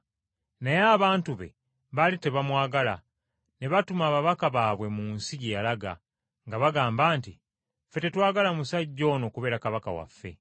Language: Ganda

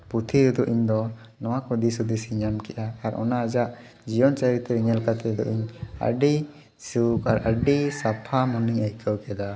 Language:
Santali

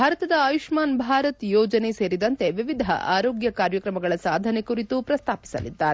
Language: Kannada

